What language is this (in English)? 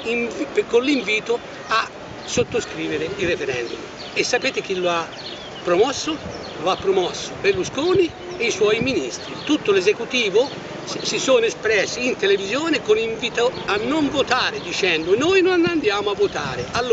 Italian